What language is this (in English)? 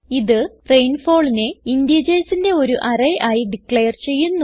Malayalam